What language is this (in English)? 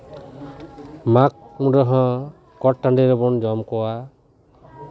Santali